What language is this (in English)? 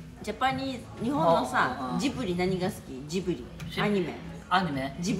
Japanese